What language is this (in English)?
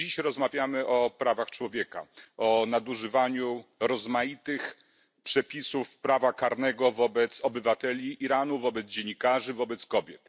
Polish